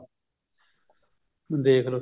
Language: Punjabi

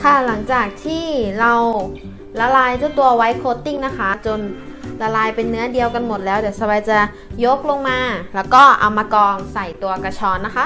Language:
Thai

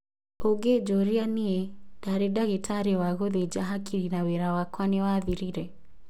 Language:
Kikuyu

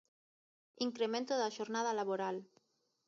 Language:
Galician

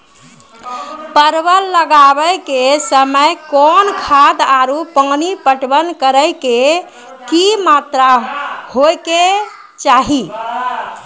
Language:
Maithili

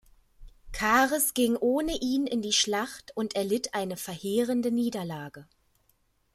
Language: German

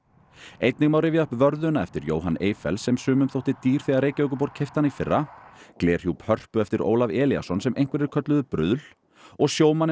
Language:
Icelandic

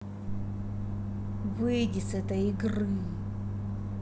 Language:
Russian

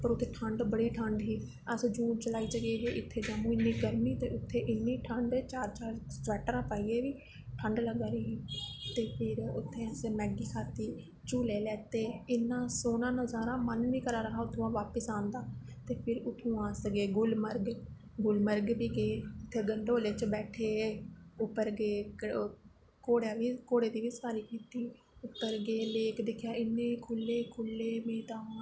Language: Dogri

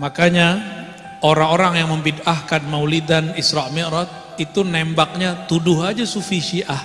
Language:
Indonesian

